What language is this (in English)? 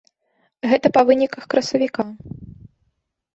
Belarusian